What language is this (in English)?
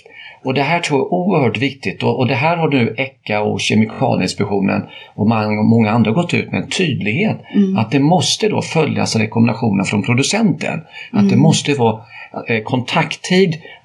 Swedish